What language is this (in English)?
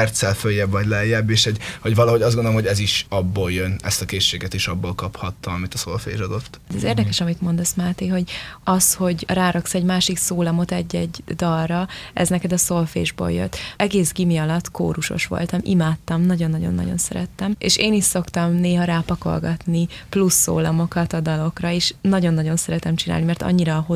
Hungarian